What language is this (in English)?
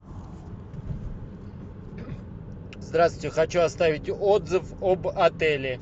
Russian